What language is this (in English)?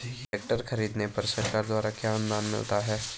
Hindi